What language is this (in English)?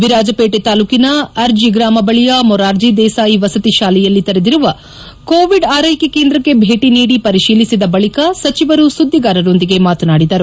Kannada